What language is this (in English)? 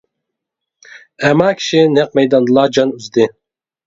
Uyghur